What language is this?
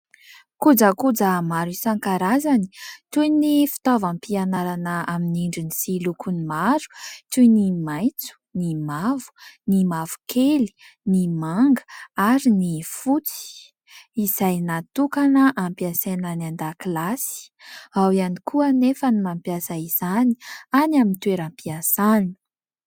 Malagasy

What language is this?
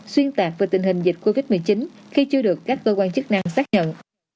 Vietnamese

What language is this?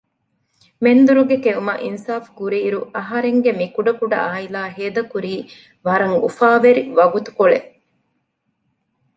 Divehi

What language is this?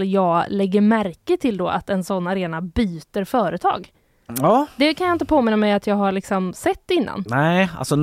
Swedish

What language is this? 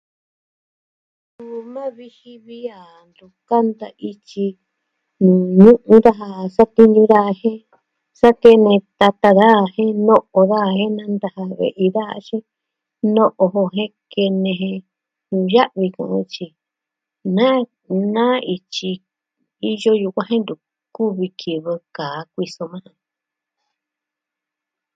Southwestern Tlaxiaco Mixtec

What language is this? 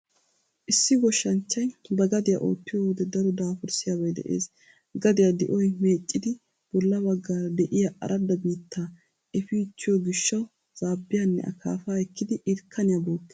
Wolaytta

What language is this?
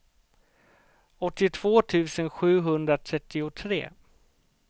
Swedish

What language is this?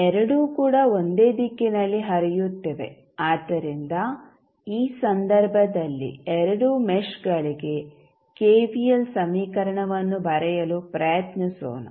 Kannada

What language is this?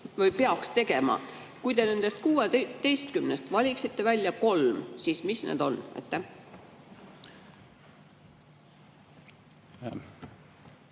Estonian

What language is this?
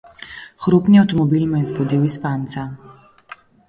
Slovenian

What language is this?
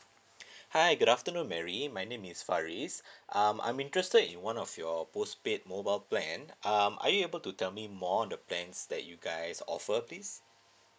English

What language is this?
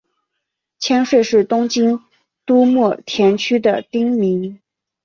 Chinese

